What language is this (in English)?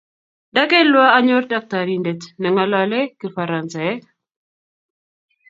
Kalenjin